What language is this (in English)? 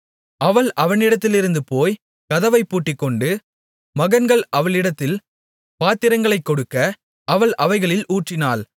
Tamil